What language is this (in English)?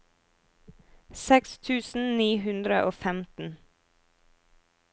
Norwegian